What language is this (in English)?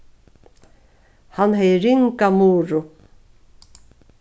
Faroese